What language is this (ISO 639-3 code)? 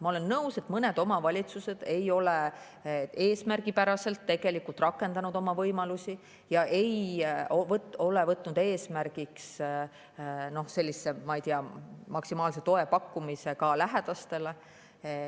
est